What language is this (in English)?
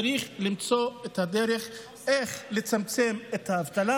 Hebrew